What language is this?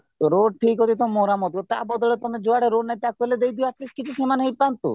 Odia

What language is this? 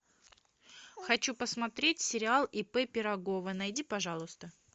Russian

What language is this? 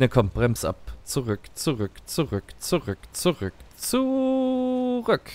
German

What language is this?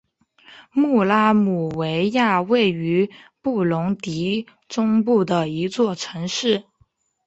Chinese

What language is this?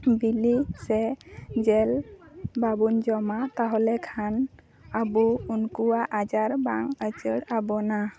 Santali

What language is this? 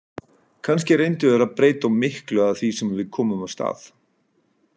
Icelandic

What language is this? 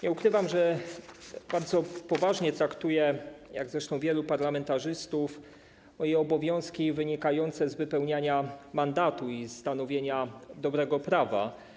Polish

